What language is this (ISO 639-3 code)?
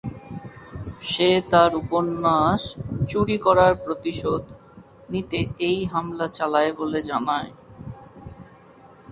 ben